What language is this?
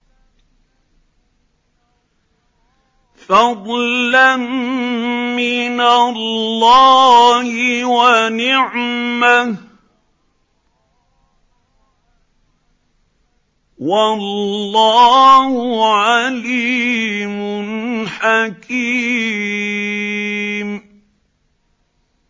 Arabic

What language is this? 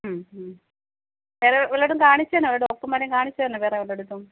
Malayalam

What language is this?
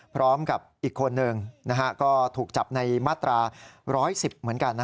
Thai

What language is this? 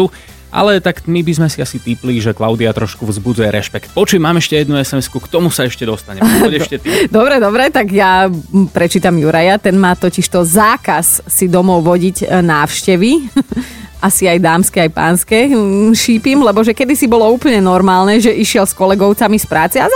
Slovak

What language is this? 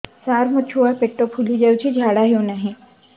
Odia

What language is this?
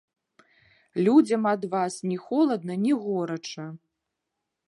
Belarusian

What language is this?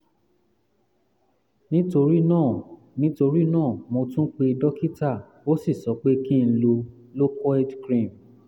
Yoruba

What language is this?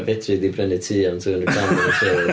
Welsh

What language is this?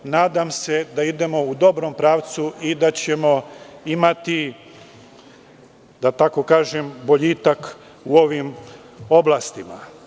Serbian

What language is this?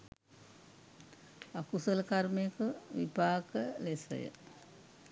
Sinhala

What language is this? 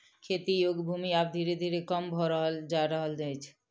Maithili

